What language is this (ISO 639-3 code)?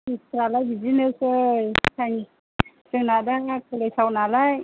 brx